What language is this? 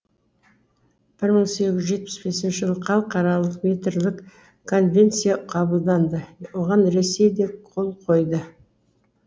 Kazakh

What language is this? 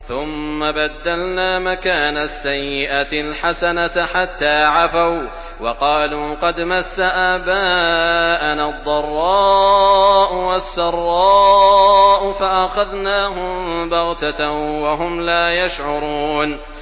Arabic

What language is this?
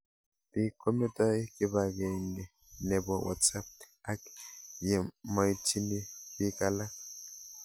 Kalenjin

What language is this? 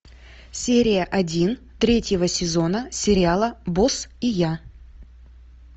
Russian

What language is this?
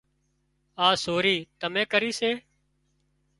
Wadiyara Koli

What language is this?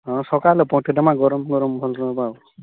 Odia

